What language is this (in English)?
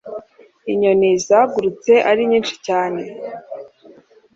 Kinyarwanda